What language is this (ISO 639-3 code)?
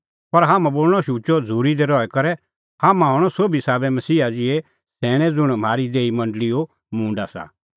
kfx